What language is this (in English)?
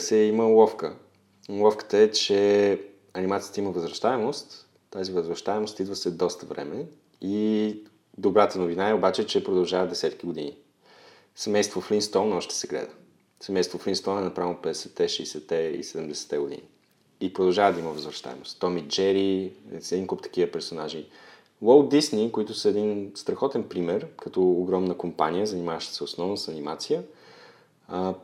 Bulgarian